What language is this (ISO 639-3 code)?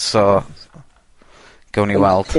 cym